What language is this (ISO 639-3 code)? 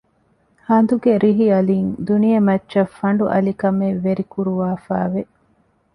div